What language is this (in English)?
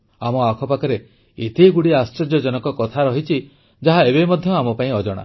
Odia